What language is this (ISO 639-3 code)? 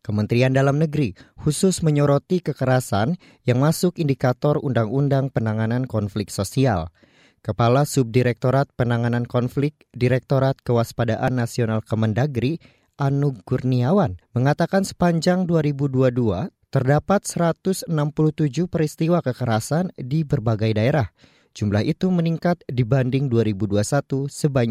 ind